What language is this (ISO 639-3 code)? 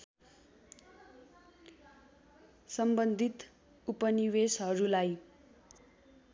nep